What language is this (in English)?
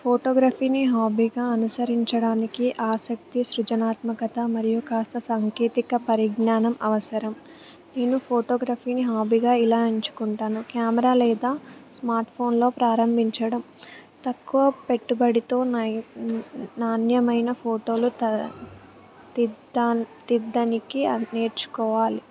Telugu